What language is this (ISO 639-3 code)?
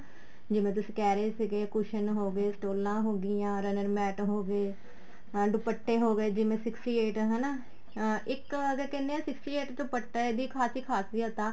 pan